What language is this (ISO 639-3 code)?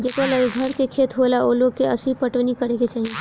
bho